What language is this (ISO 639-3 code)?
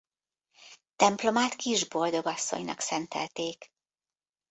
hun